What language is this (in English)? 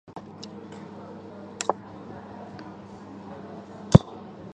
Chinese